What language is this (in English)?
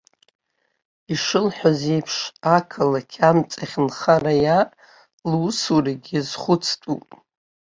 Abkhazian